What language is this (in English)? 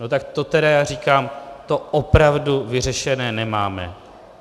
Czech